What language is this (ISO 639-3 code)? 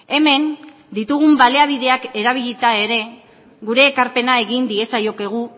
eus